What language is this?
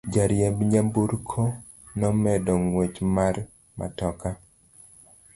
Luo (Kenya and Tanzania)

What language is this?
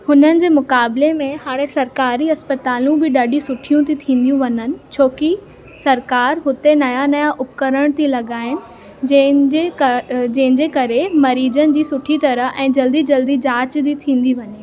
Sindhi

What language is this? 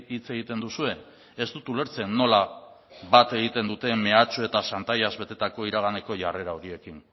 Basque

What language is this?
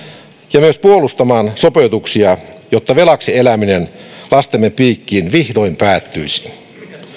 Finnish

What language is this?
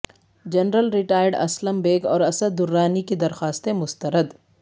Urdu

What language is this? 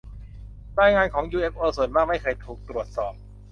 Thai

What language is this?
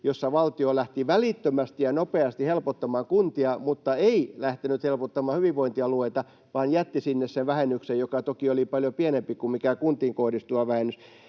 Finnish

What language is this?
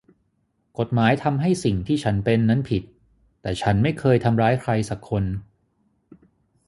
Thai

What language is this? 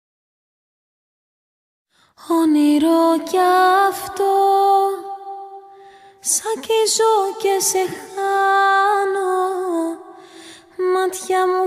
Greek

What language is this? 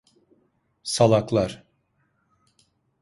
Turkish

